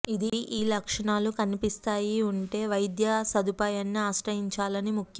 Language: Telugu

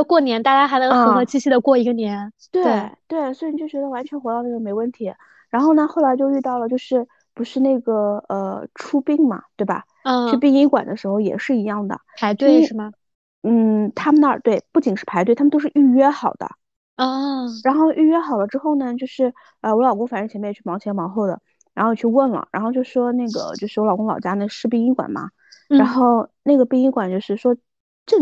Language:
Chinese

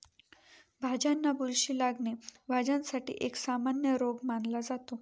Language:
Marathi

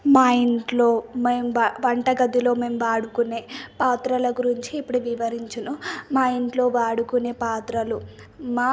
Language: Telugu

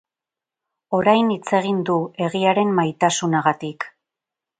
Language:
Basque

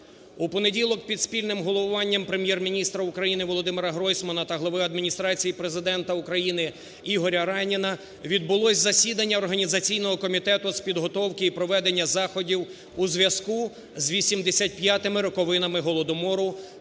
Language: Ukrainian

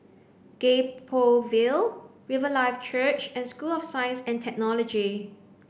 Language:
English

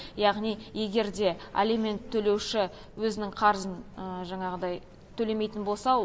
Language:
Kazakh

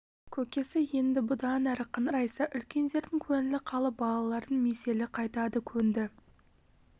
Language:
Kazakh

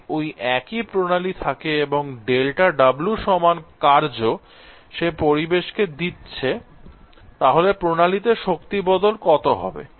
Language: Bangla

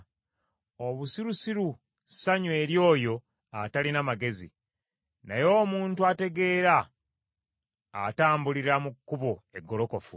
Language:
Ganda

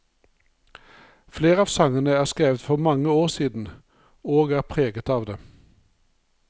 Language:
Norwegian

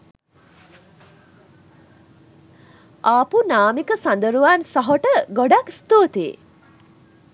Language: Sinhala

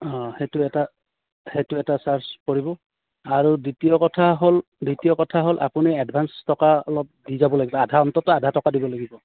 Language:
Assamese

